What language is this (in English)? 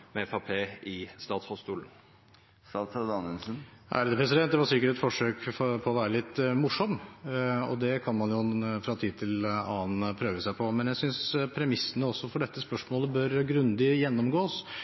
Norwegian